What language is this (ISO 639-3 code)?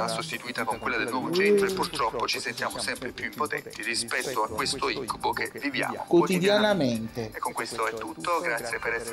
ita